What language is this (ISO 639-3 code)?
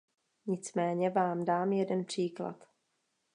ces